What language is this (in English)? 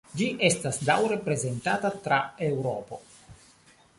Esperanto